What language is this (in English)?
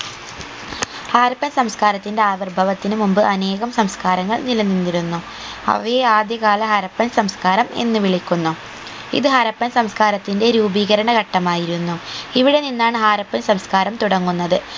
Malayalam